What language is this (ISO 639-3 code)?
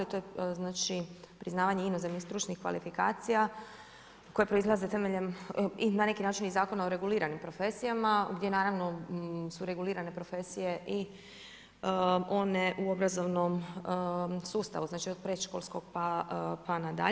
hrv